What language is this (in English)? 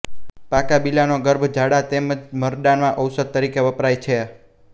Gujarati